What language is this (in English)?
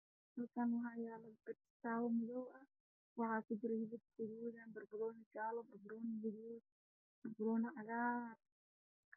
Somali